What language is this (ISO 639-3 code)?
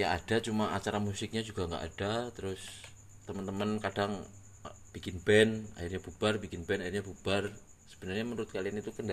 ind